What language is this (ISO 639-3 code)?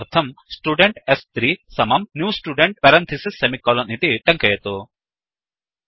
san